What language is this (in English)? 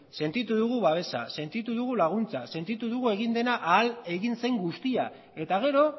Basque